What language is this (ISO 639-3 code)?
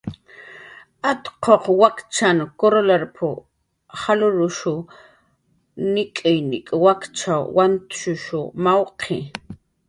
jqr